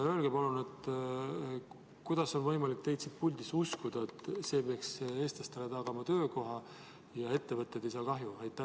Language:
Estonian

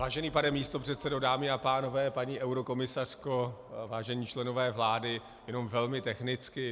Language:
Czech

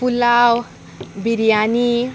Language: Konkani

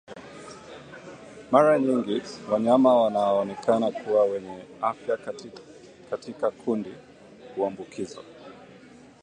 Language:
Swahili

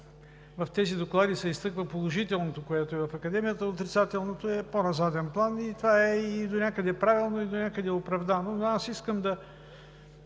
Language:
Bulgarian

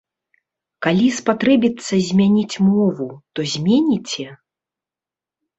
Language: Belarusian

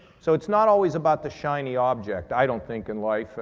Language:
English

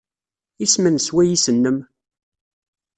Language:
Kabyle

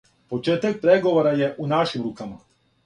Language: Serbian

